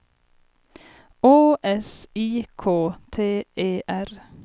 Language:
Swedish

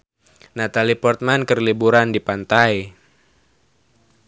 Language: Sundanese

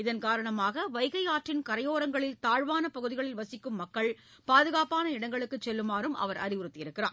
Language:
Tamil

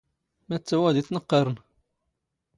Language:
Standard Moroccan Tamazight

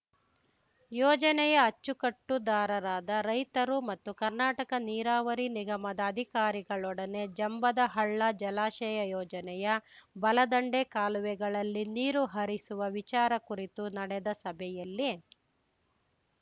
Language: Kannada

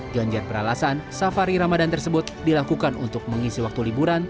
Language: Indonesian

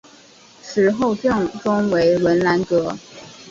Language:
Chinese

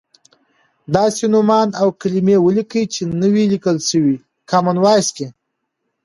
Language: Pashto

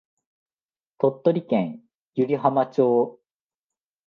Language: Japanese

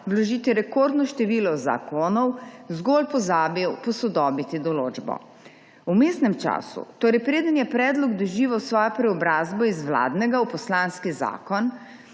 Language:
Slovenian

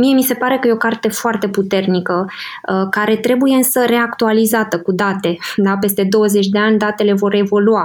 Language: Romanian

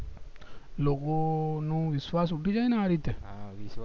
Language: Gujarati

